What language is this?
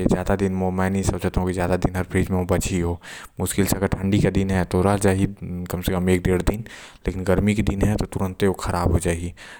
Korwa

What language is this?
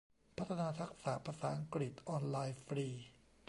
Thai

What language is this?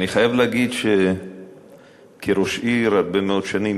Hebrew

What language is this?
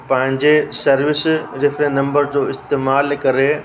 Sindhi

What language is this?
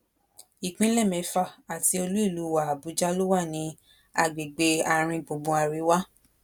Yoruba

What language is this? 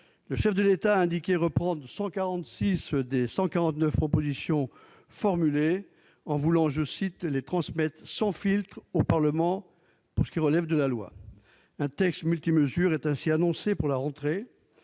French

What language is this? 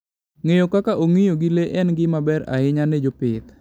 Luo (Kenya and Tanzania)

